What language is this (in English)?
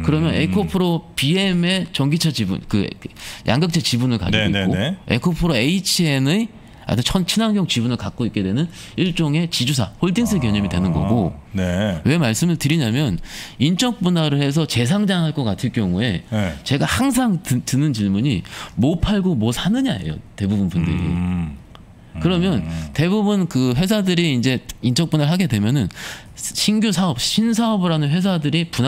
Korean